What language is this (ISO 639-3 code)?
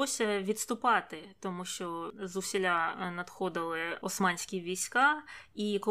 ukr